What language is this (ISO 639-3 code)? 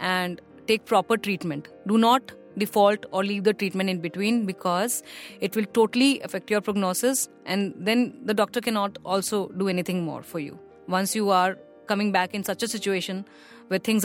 hin